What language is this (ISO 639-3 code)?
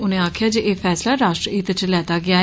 doi